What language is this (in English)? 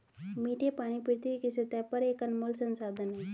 Hindi